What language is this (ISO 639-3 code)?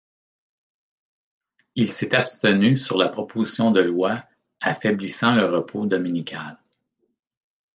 fra